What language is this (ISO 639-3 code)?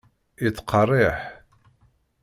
kab